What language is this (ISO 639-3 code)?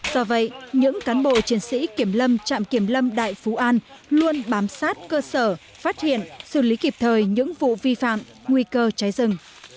vie